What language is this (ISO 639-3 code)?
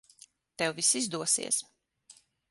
lav